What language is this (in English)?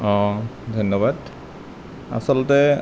Assamese